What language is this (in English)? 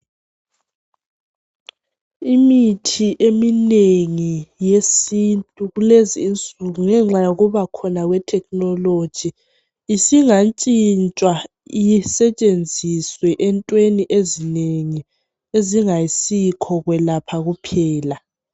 North Ndebele